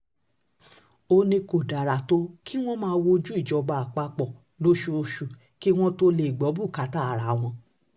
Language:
Yoruba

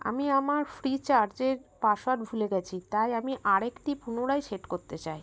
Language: Bangla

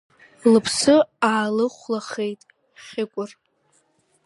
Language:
Abkhazian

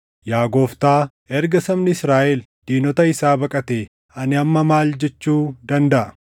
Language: Oromo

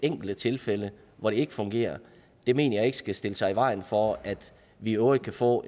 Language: Danish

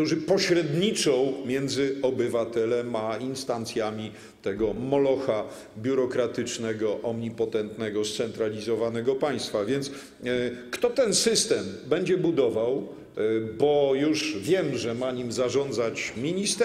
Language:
Polish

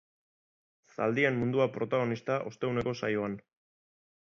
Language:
Basque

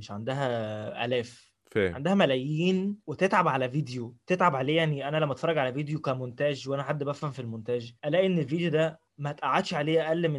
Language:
Arabic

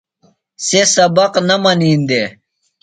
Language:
Phalura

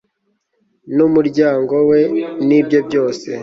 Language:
Kinyarwanda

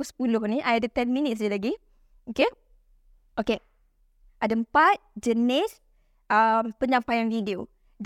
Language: Malay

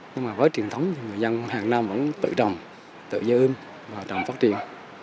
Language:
Vietnamese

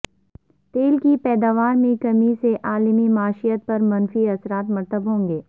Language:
Urdu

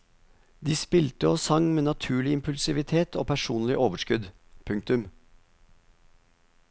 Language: Norwegian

